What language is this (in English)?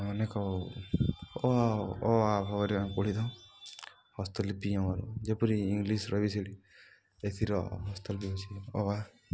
Odia